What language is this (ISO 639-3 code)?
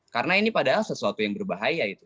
ind